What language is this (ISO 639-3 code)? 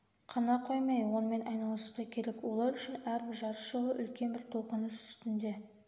kaz